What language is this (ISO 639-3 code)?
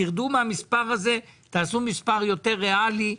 heb